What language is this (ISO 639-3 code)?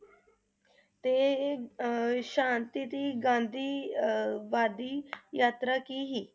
pan